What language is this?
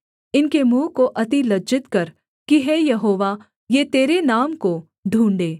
Hindi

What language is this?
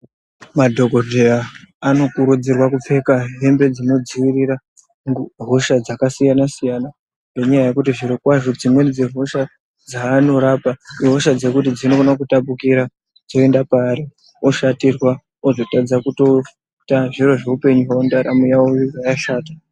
Ndau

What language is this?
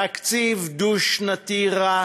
Hebrew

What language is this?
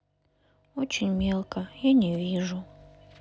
Russian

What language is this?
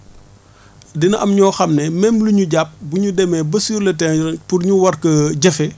Wolof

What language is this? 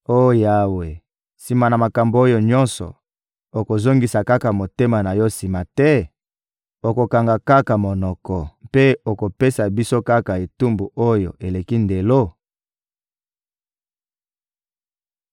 Lingala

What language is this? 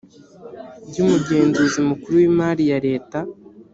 Kinyarwanda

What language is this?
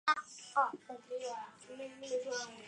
Chinese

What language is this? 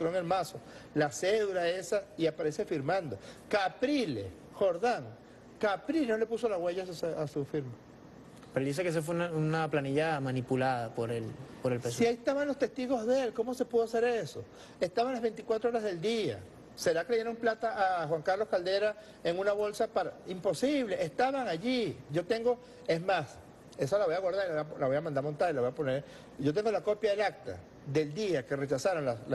Spanish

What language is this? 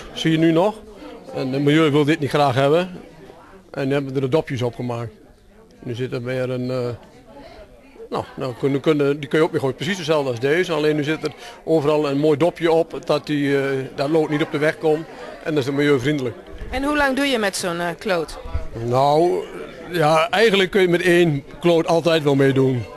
Dutch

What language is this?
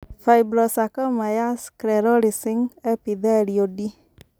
Kikuyu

